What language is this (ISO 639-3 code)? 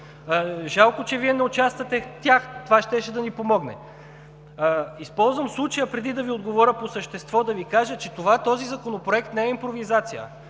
bul